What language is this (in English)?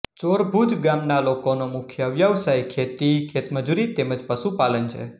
Gujarati